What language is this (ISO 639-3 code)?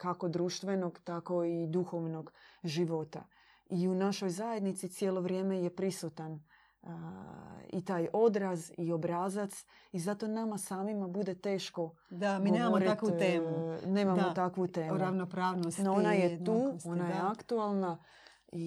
hrv